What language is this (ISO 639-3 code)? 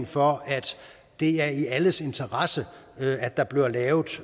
dan